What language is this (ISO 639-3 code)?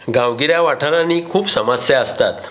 kok